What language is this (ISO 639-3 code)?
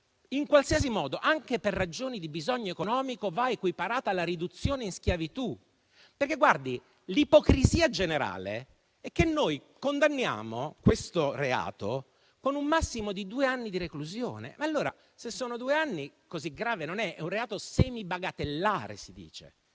ita